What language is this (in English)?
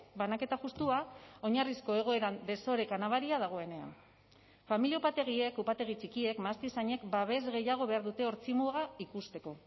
Basque